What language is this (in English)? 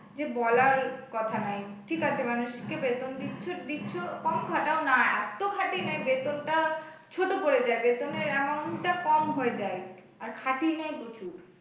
Bangla